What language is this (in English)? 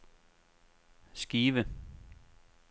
Danish